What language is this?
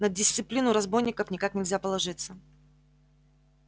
Russian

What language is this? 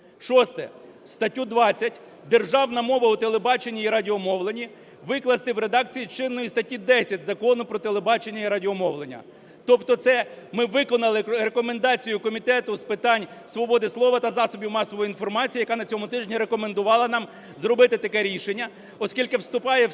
Ukrainian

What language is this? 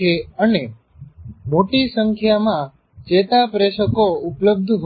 Gujarati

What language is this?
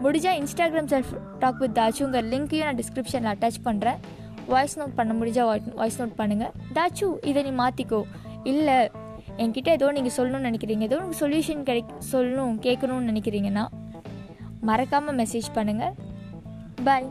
Tamil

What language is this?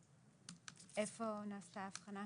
Hebrew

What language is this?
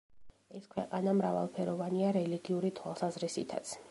Georgian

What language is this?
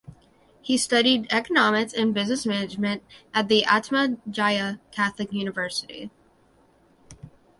English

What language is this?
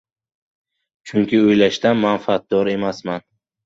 Uzbek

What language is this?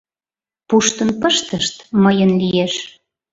Mari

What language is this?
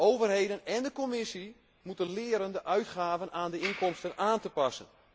Dutch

